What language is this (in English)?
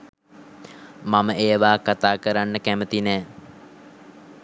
Sinhala